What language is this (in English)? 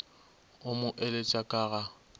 Northern Sotho